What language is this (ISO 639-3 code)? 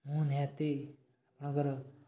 ori